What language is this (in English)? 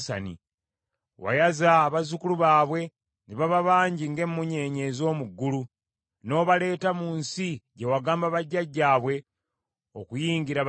Ganda